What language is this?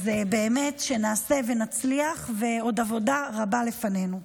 Hebrew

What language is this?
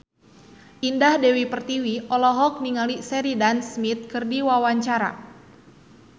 Sundanese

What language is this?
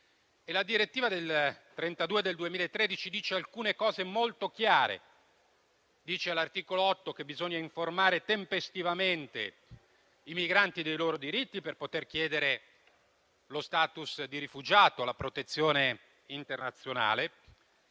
Italian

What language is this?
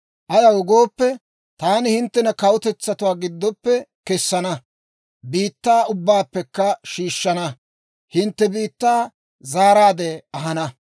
Dawro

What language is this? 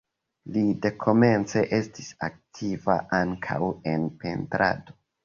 Esperanto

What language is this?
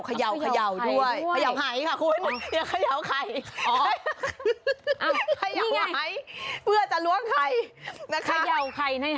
Thai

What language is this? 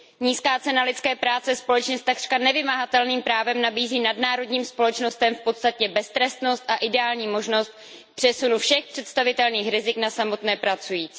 Czech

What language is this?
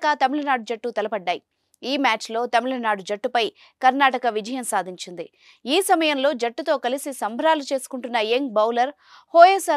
Telugu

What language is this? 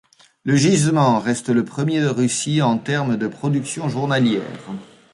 French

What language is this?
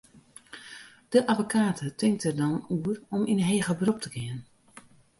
Western Frisian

